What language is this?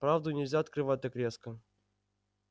Russian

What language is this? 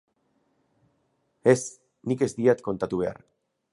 Basque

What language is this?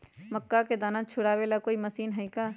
Magahi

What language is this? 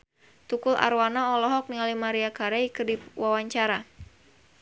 Sundanese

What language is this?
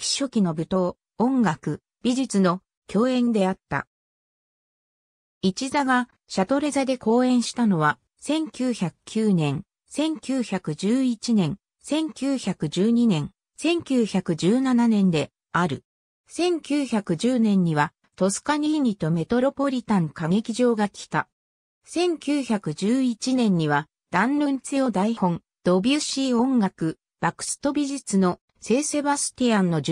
Japanese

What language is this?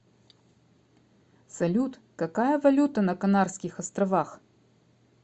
Russian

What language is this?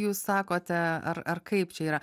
Lithuanian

